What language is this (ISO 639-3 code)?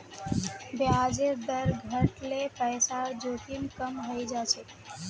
mag